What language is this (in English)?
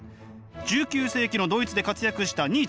Japanese